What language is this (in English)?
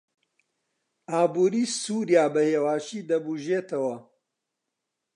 Central Kurdish